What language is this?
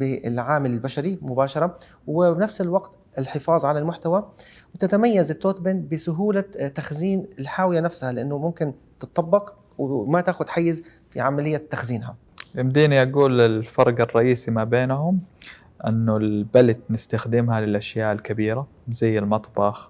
Arabic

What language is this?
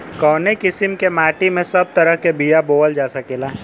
Bhojpuri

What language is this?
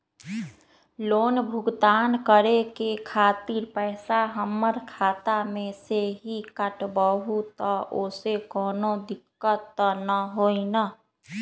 Magahi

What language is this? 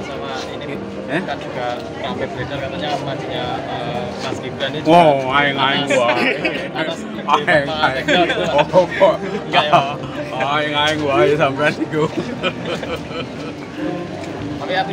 Indonesian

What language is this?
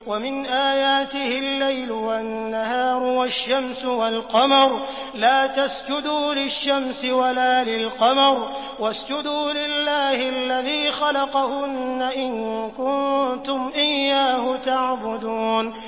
Arabic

